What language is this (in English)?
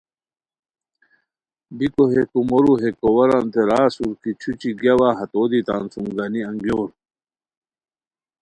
Khowar